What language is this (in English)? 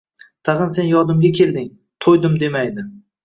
Uzbek